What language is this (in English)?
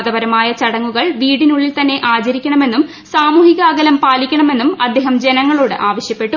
Malayalam